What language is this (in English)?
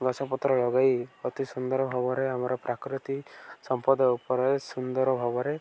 Odia